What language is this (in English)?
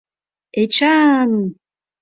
Mari